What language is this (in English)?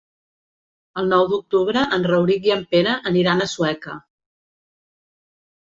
Catalan